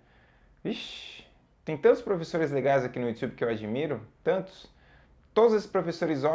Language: Portuguese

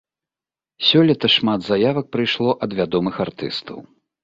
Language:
Belarusian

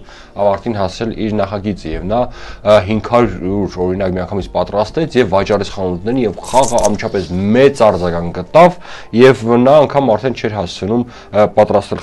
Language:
Romanian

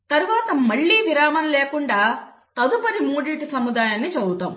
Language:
Telugu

